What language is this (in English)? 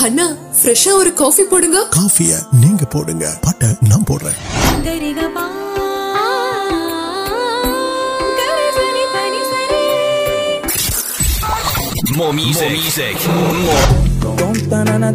Urdu